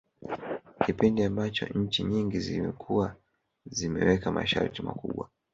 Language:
Swahili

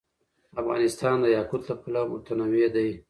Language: Pashto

